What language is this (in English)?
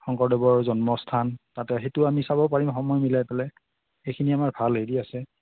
Assamese